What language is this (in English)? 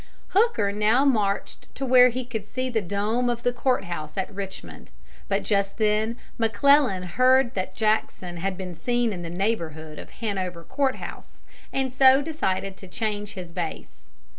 English